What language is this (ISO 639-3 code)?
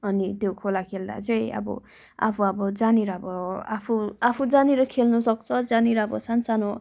nep